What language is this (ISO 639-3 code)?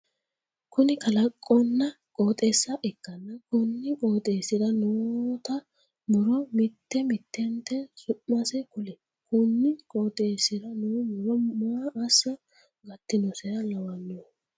sid